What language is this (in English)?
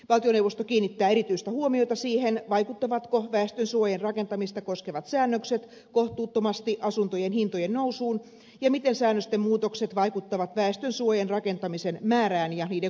Finnish